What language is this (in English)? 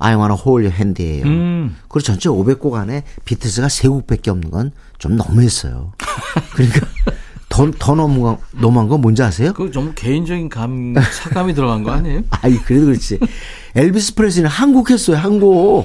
Korean